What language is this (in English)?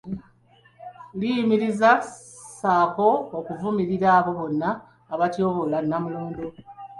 Ganda